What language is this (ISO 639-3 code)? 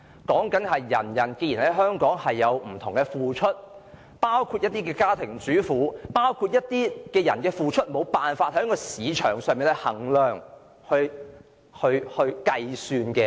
yue